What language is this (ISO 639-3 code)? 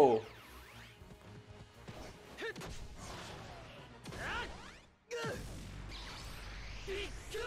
ita